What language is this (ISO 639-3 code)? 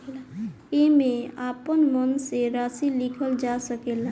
bho